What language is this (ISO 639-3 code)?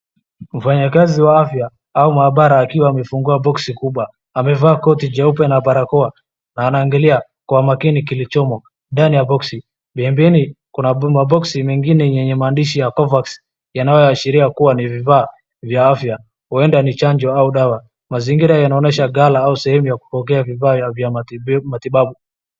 swa